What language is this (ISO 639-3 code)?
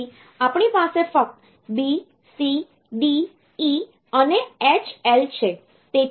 guj